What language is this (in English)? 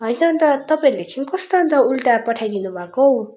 Nepali